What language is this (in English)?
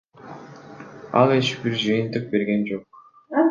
Kyrgyz